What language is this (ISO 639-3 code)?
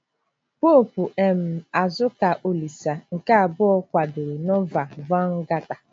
ibo